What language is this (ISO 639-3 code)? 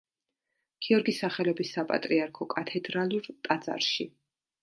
kat